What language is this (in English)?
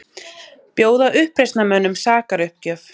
Icelandic